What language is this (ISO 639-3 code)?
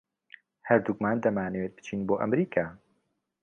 ckb